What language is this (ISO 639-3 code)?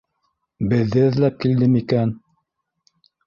bak